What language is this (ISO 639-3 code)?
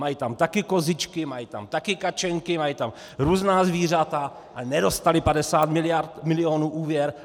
ces